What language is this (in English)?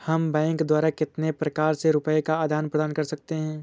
Hindi